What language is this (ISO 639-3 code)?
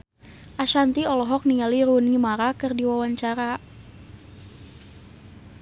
sun